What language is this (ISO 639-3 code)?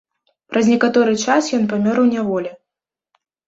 bel